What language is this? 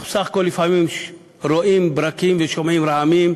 Hebrew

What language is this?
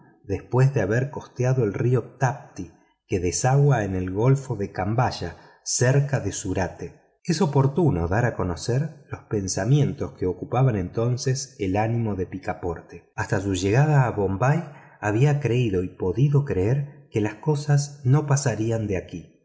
Spanish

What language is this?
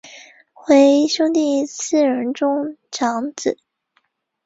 Chinese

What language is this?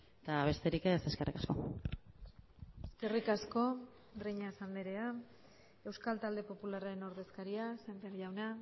Basque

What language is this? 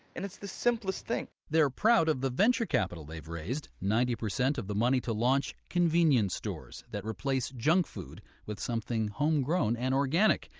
English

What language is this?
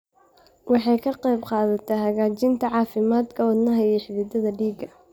Somali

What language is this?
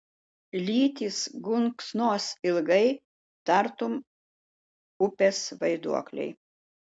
Lithuanian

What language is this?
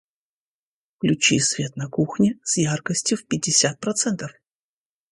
Russian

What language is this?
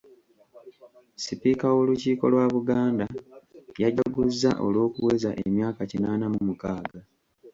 Ganda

